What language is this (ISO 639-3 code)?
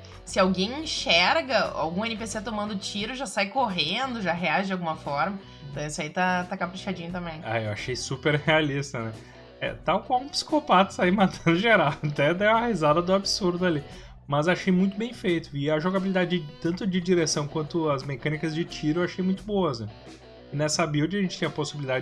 por